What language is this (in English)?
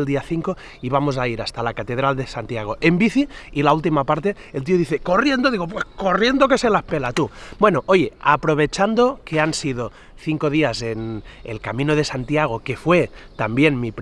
Spanish